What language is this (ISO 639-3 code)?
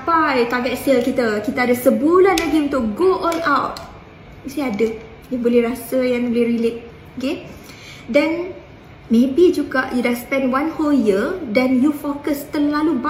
msa